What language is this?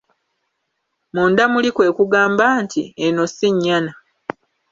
Ganda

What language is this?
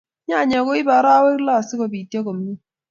Kalenjin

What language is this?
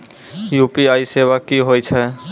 Maithili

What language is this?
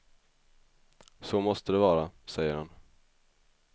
Swedish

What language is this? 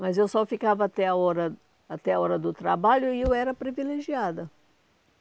Portuguese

